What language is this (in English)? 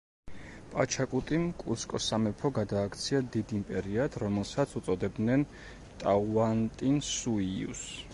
Georgian